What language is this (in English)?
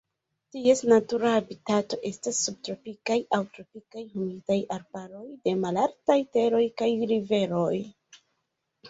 Esperanto